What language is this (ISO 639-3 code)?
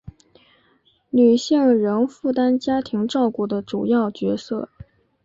zho